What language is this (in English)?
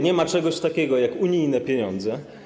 Polish